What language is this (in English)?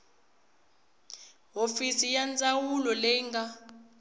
Tsonga